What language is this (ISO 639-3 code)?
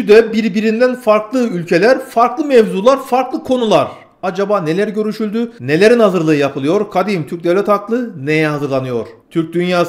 tur